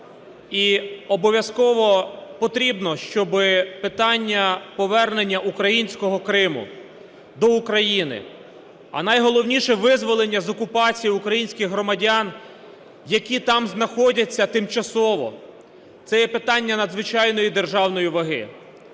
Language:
Ukrainian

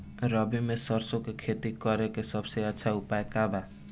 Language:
Bhojpuri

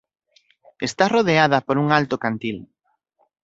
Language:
Galician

